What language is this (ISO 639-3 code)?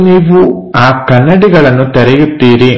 kan